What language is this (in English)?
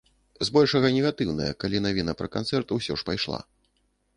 Belarusian